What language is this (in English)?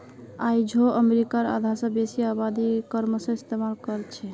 Magahi